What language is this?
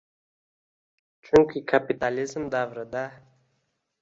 Uzbek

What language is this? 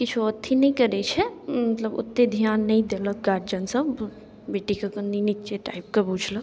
Maithili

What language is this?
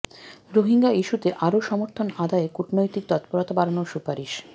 Bangla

